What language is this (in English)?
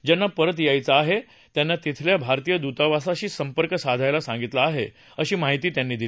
Marathi